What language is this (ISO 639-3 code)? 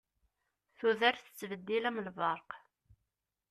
kab